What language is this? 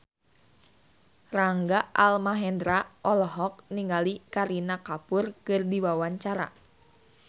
Sundanese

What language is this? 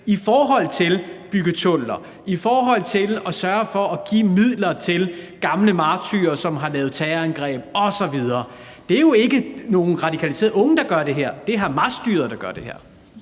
Danish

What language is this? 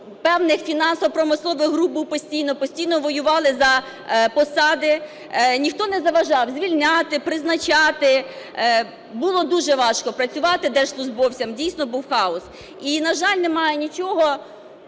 Ukrainian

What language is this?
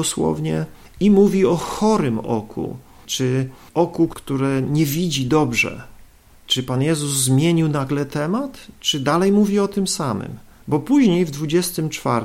Polish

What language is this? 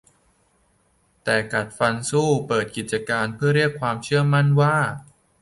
Thai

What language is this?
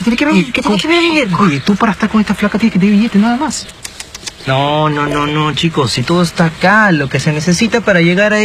Spanish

